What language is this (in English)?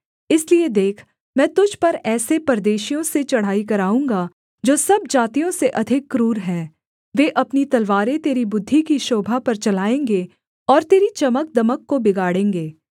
Hindi